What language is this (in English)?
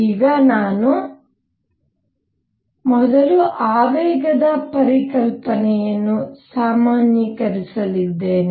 Kannada